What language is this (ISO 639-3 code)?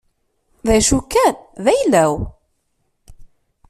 kab